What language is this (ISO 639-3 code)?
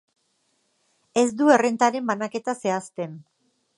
eus